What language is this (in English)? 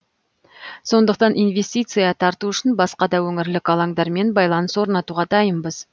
Kazakh